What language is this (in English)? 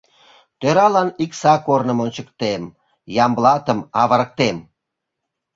Mari